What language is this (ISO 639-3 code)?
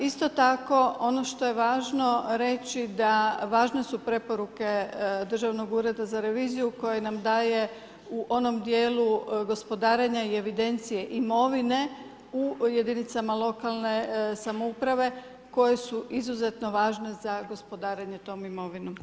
hrv